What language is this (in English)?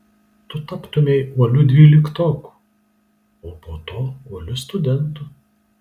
Lithuanian